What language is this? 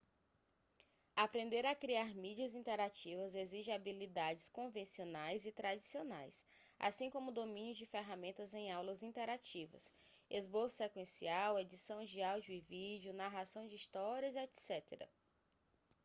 Portuguese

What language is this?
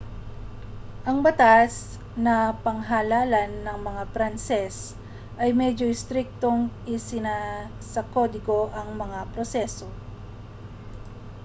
Filipino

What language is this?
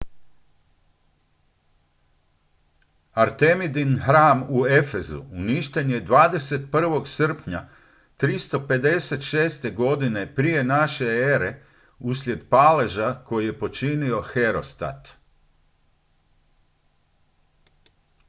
Croatian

